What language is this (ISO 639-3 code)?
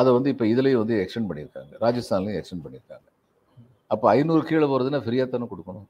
tam